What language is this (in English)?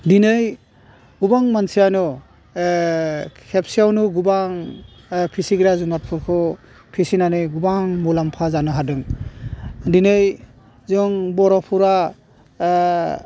Bodo